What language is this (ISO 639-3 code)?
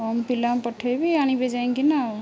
ori